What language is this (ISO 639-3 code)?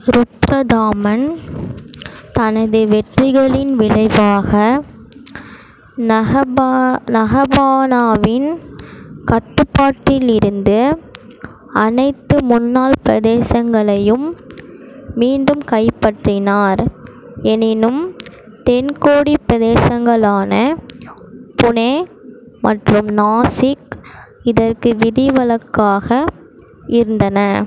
tam